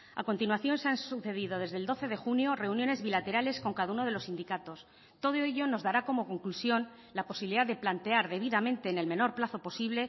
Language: Spanish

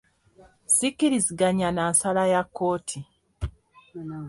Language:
Ganda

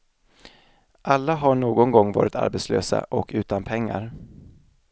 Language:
Swedish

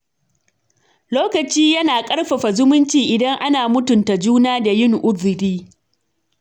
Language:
Hausa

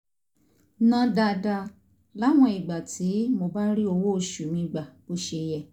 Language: Yoruba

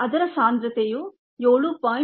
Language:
Kannada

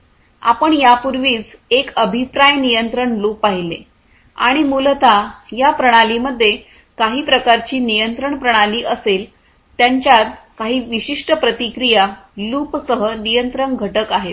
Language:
Marathi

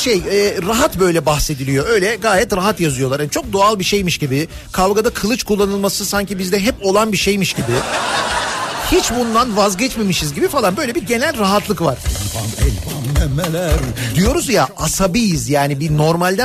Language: Turkish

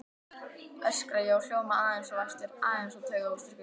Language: Icelandic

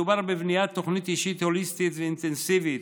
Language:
Hebrew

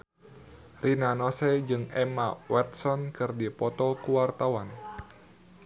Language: Sundanese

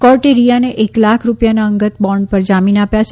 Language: Gujarati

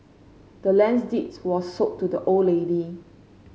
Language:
English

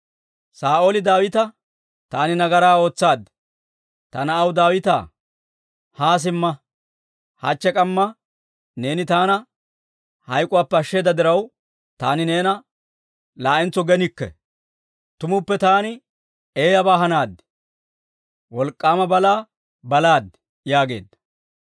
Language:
Dawro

